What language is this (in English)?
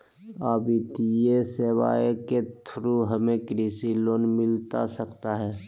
Magahi